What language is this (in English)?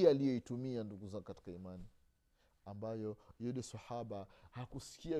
Swahili